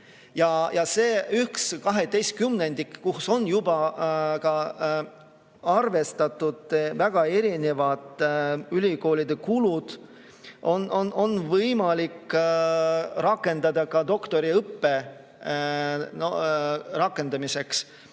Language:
Estonian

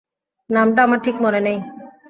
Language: Bangla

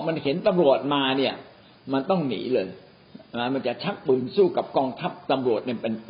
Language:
Thai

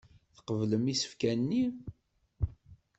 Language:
Kabyle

